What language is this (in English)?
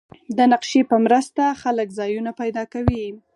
Pashto